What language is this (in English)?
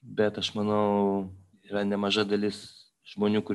Lithuanian